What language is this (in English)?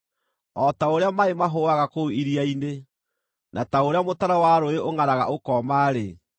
Kikuyu